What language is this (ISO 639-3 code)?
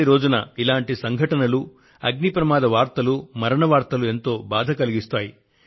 tel